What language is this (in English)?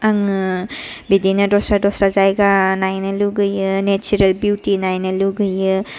Bodo